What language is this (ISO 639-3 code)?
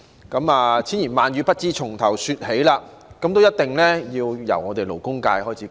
yue